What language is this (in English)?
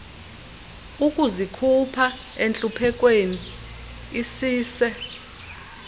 Xhosa